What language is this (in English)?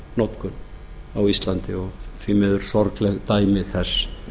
Icelandic